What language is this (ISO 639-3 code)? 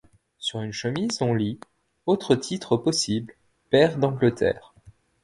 fra